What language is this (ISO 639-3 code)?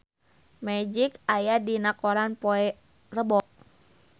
sun